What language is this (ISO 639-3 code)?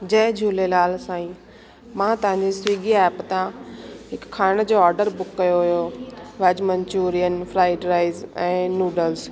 snd